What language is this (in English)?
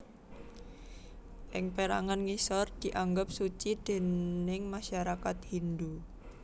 Javanese